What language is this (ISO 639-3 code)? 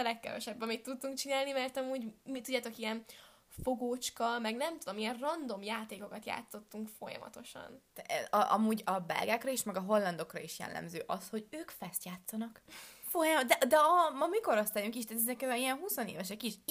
hun